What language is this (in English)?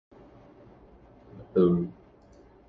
Portuguese